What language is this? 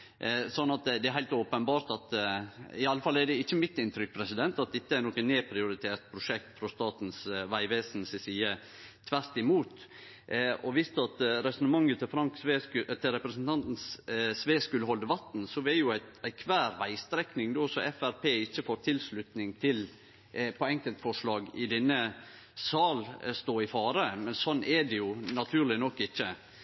Norwegian Nynorsk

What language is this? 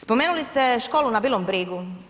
Croatian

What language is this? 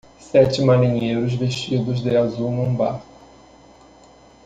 Portuguese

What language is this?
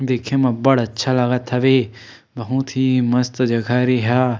Chhattisgarhi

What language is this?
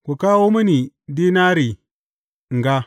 Hausa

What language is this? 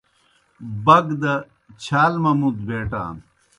Kohistani Shina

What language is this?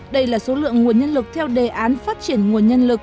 Vietnamese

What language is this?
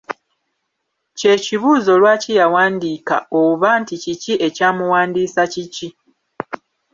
Ganda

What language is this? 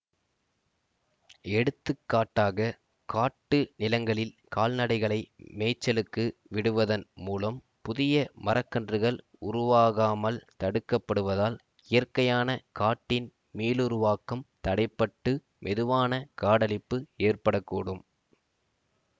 Tamil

